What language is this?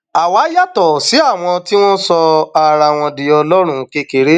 Yoruba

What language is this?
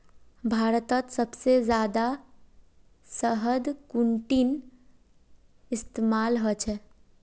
Magahi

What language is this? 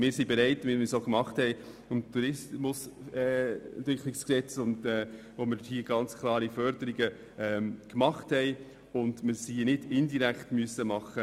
Swiss German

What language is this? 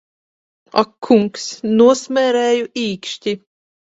Latvian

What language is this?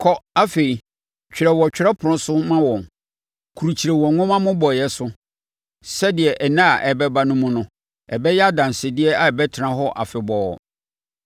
Akan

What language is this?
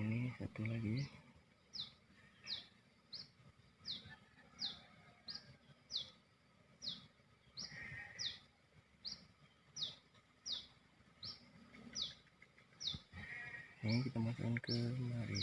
Indonesian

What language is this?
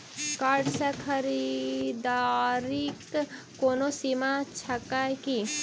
Maithili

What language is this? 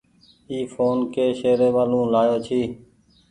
Goaria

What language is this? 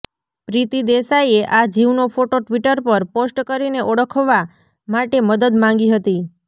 Gujarati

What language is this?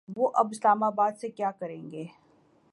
Urdu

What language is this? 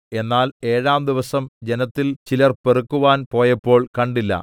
Malayalam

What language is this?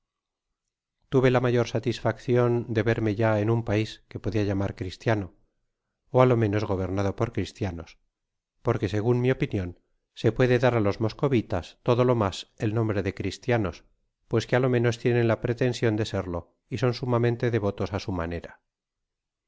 Spanish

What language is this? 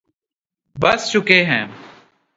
Urdu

